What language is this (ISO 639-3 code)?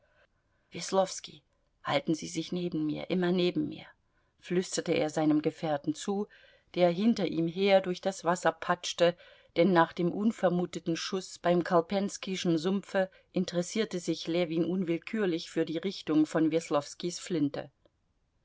deu